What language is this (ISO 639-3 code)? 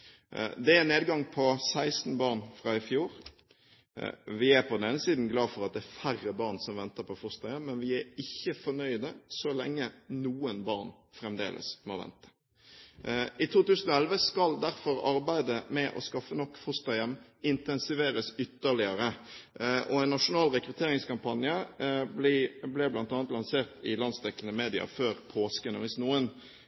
nob